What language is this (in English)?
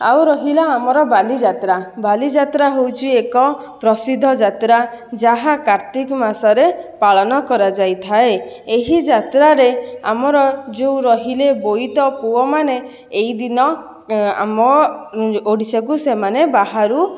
Odia